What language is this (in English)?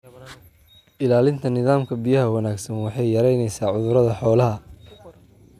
Somali